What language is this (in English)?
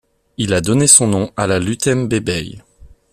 French